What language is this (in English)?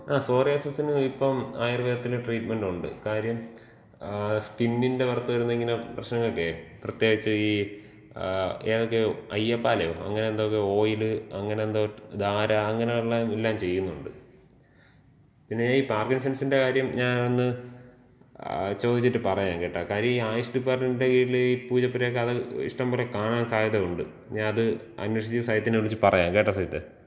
Malayalam